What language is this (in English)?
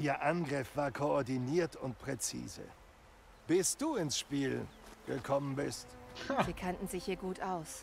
German